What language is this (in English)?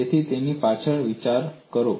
Gujarati